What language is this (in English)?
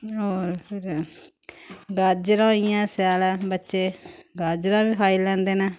Dogri